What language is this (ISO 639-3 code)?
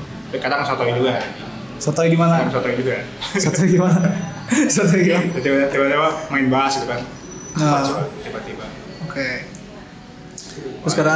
ind